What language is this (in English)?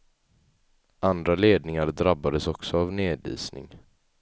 Swedish